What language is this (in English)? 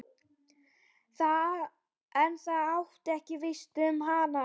Icelandic